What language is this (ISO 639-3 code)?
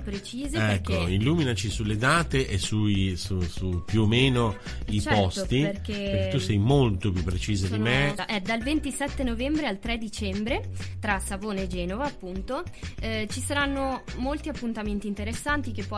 ita